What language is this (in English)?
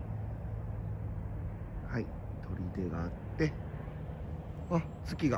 Japanese